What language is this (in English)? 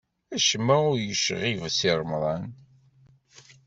Kabyle